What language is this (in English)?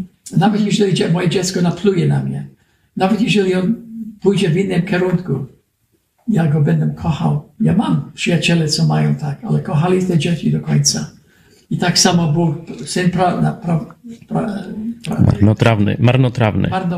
Polish